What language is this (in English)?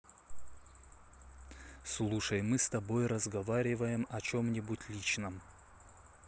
Russian